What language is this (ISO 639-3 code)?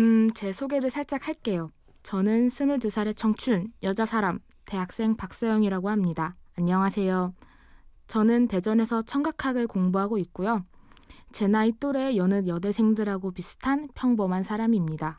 kor